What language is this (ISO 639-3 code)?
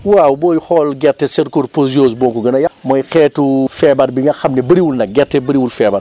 wol